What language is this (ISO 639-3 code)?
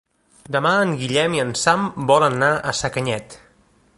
cat